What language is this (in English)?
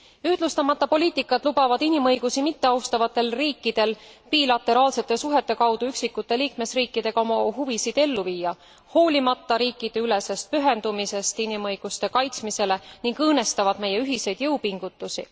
Estonian